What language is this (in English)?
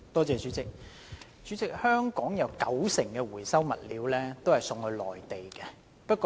Cantonese